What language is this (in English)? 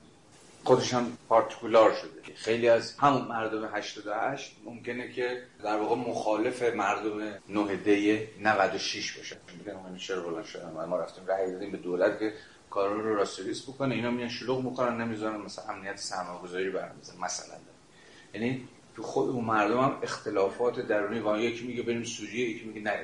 Persian